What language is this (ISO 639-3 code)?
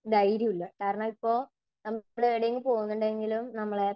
mal